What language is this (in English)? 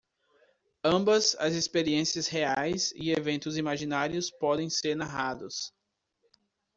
Portuguese